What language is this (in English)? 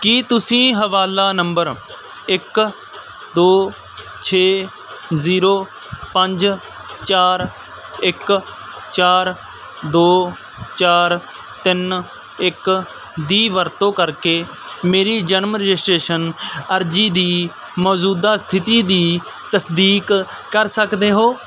Punjabi